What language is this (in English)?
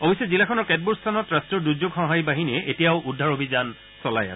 Assamese